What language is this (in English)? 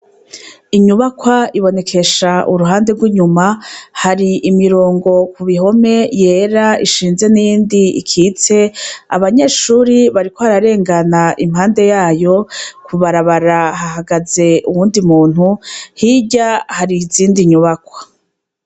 Rundi